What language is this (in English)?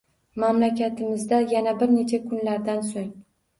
Uzbek